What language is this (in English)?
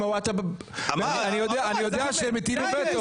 Hebrew